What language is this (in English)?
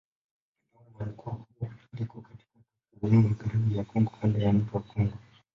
Swahili